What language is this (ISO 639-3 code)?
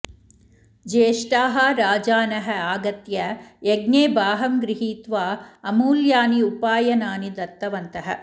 san